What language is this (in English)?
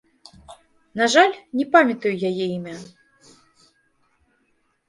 Belarusian